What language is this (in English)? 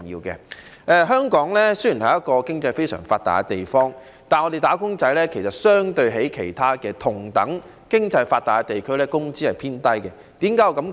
Cantonese